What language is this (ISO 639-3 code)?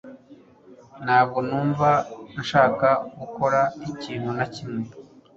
kin